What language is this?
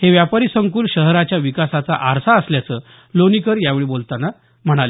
Marathi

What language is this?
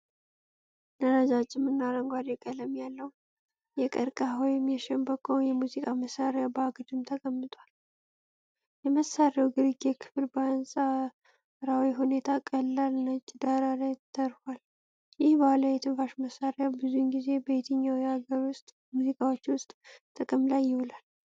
Amharic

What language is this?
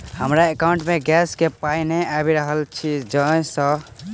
Maithili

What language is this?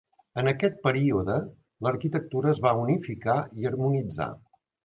Catalan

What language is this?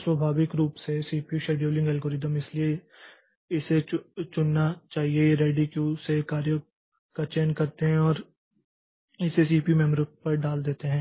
Hindi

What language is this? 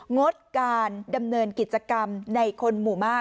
Thai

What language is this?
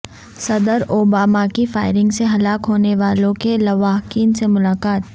Urdu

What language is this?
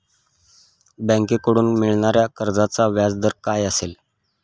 Marathi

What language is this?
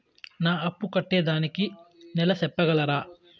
Telugu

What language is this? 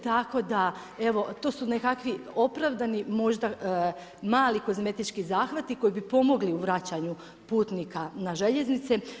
Croatian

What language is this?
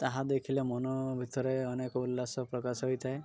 Odia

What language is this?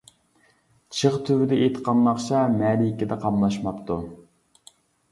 Uyghur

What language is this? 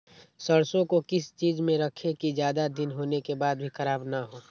Magahi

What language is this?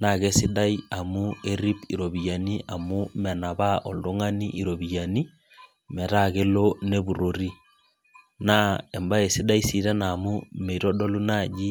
Masai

